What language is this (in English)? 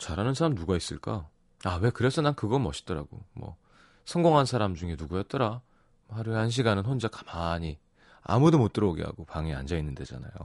Korean